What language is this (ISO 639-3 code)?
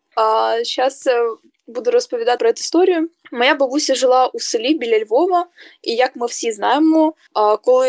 ukr